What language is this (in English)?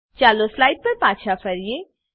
Gujarati